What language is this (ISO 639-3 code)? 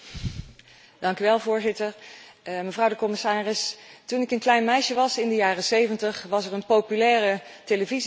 nld